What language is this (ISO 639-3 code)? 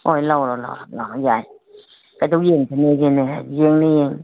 mni